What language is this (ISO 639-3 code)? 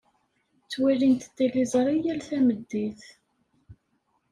kab